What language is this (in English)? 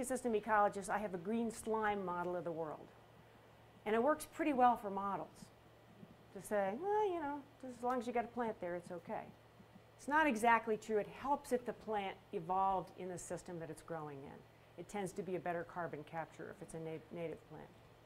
English